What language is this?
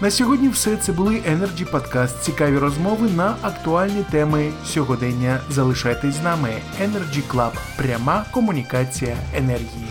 Ukrainian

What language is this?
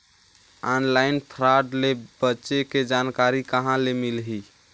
Chhattisgarhi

